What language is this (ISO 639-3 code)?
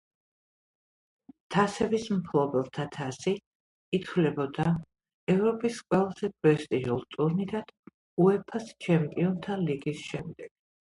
kat